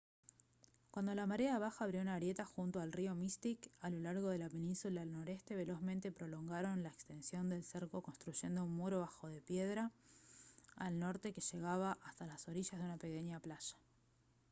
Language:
Spanish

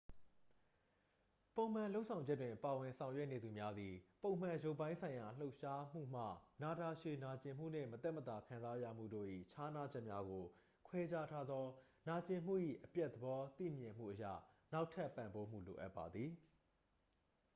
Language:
Burmese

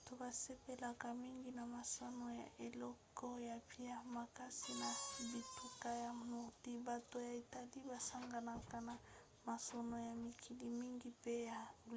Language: Lingala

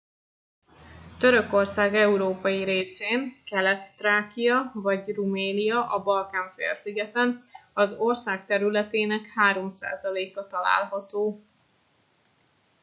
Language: Hungarian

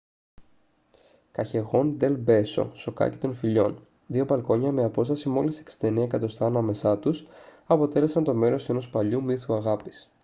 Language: Greek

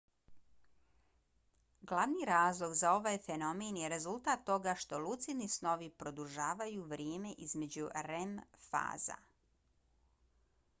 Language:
Bosnian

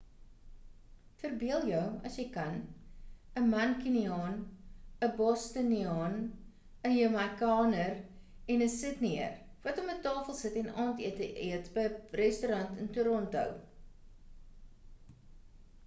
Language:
Afrikaans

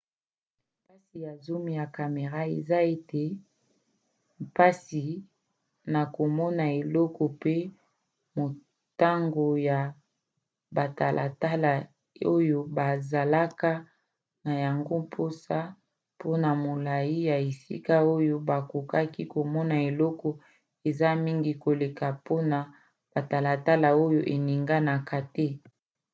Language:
Lingala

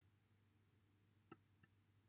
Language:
Welsh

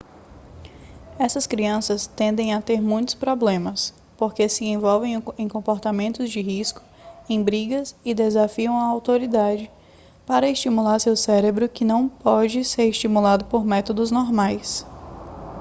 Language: Portuguese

